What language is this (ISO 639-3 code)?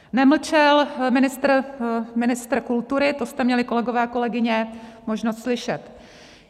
ces